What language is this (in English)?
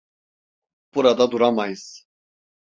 Turkish